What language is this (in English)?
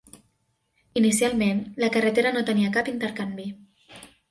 Catalan